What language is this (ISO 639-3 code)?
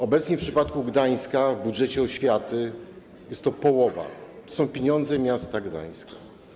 pol